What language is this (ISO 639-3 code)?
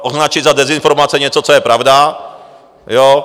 ces